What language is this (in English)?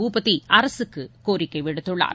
Tamil